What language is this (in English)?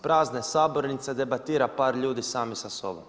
Croatian